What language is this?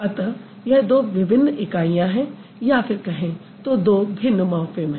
Hindi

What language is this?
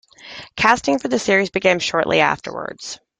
English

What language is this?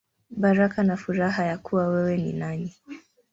Swahili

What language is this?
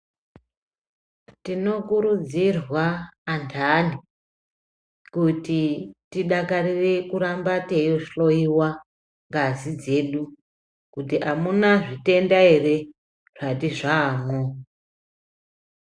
Ndau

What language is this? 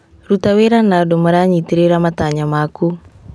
Kikuyu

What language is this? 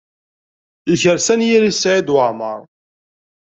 Kabyle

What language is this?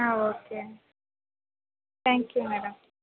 Kannada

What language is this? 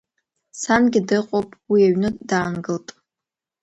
Abkhazian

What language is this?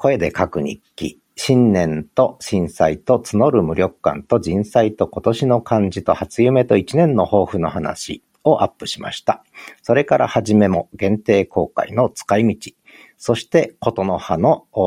Japanese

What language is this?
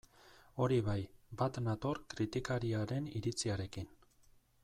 Basque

